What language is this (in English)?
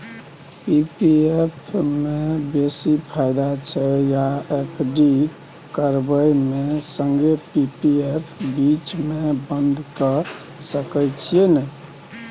Maithili